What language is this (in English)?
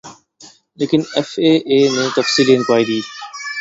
Urdu